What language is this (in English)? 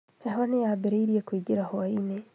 Kikuyu